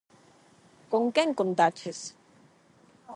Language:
Galician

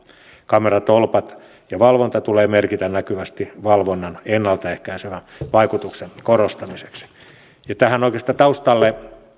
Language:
Finnish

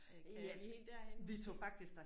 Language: Danish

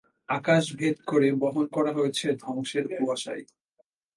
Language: Bangla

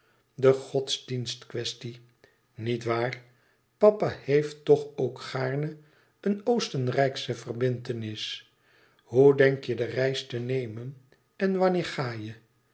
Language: Dutch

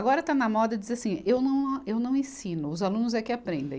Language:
Portuguese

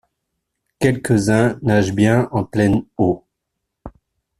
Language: French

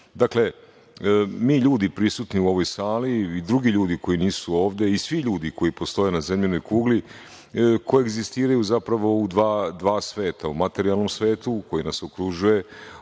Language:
Serbian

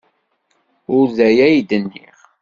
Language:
Kabyle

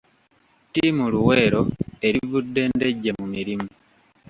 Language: Ganda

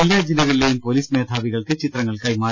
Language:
Malayalam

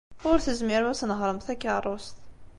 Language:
Kabyle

